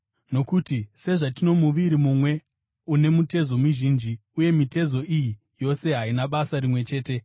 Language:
Shona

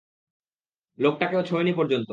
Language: Bangla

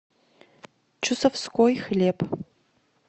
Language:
Russian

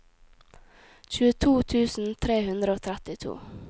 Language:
Norwegian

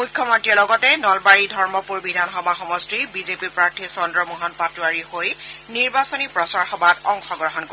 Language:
Assamese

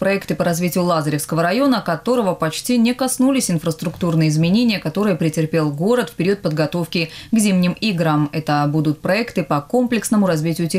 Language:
Russian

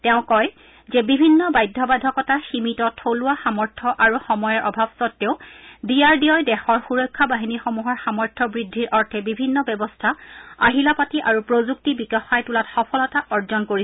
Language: Assamese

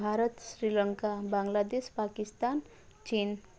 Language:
Odia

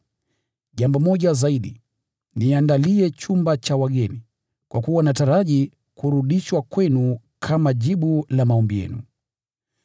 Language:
Swahili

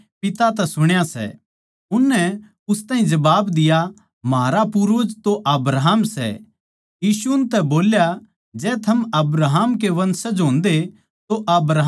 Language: Haryanvi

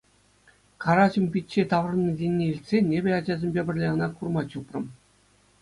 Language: Chuvash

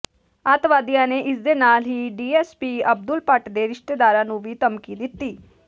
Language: Punjabi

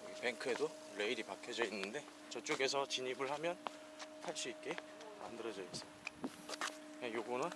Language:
Korean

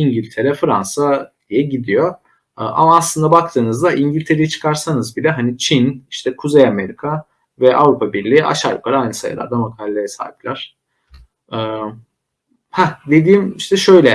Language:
Turkish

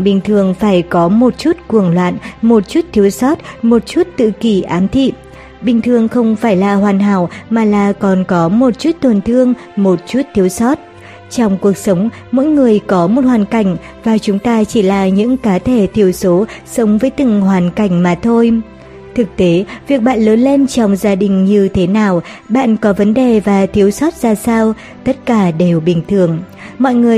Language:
Vietnamese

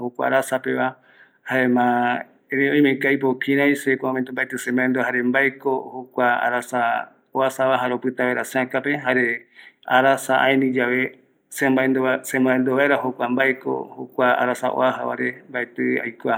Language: Eastern Bolivian Guaraní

